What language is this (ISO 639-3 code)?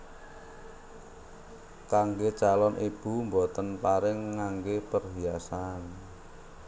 jav